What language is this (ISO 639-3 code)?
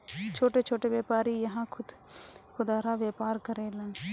bho